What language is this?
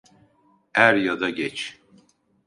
Turkish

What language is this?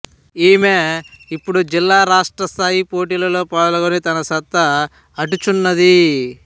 Telugu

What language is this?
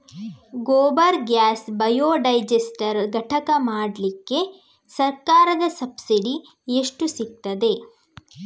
Kannada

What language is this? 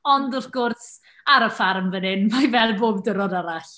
Welsh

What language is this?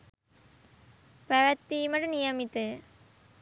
Sinhala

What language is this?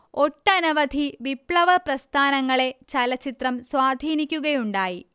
Malayalam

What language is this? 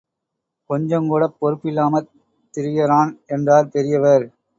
Tamil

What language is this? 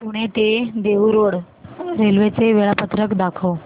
Marathi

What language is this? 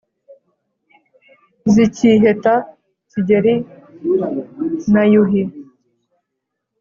Kinyarwanda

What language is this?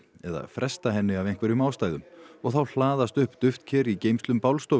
Icelandic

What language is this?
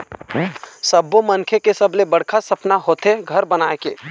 Chhattisgarhi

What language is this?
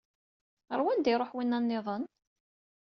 Kabyle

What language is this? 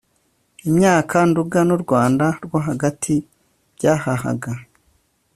Kinyarwanda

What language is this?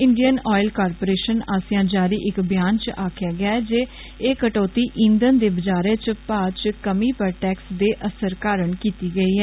Dogri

